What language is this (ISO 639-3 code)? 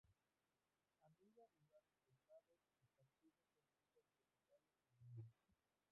spa